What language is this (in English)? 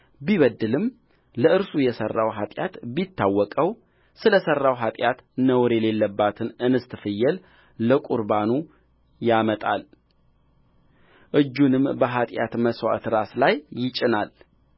Amharic